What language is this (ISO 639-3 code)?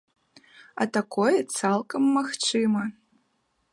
bel